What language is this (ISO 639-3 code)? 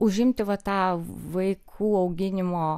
lit